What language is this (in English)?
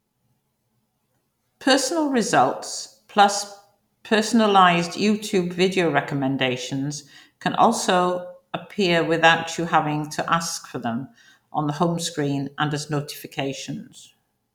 English